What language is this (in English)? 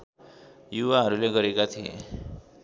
Nepali